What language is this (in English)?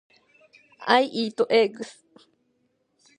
Japanese